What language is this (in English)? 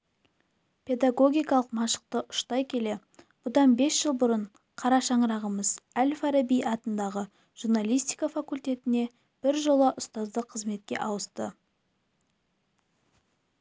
Kazakh